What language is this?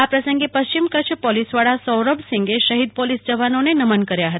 Gujarati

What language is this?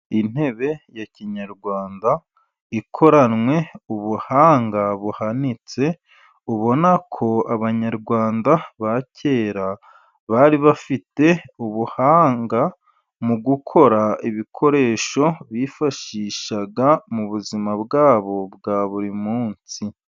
Kinyarwanda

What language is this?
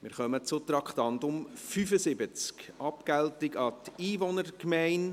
Swiss German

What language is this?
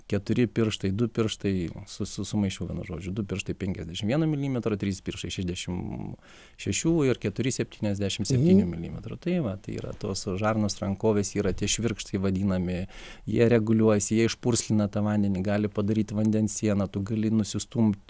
Lithuanian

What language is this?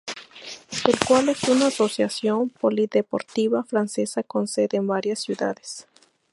Spanish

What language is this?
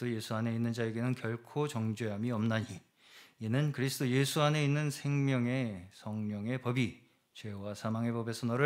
Korean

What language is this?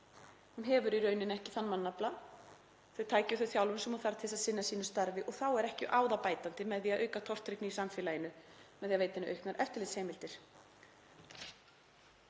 Icelandic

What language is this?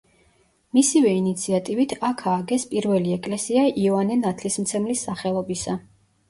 Georgian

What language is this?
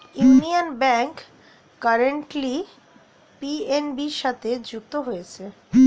Bangla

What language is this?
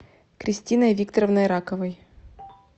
Russian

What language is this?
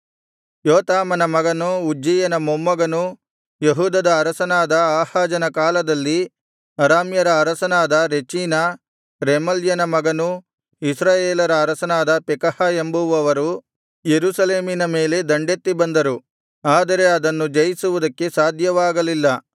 Kannada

